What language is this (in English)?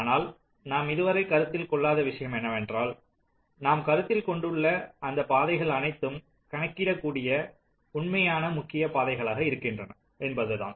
Tamil